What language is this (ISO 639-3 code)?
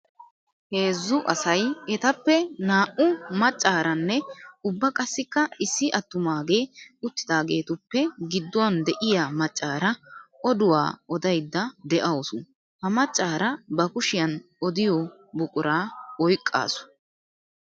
wal